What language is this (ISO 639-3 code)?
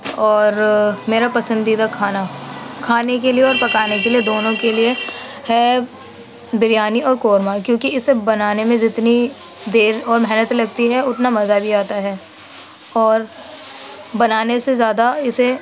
urd